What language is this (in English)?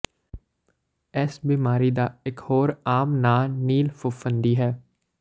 Punjabi